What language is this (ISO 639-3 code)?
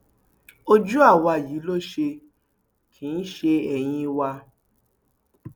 yor